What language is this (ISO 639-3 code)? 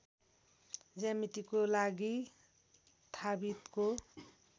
nep